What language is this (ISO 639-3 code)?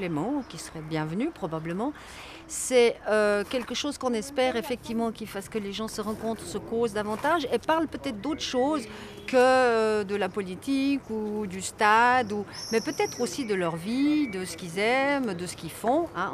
fra